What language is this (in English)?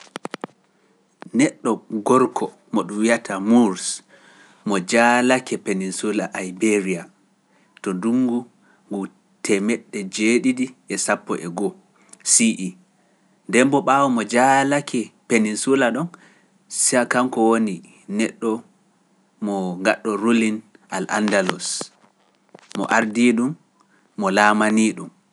Pular